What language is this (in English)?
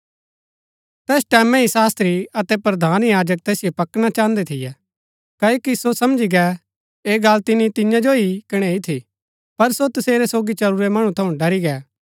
Gaddi